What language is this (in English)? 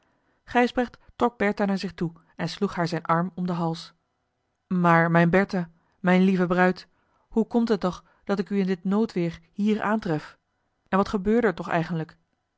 Dutch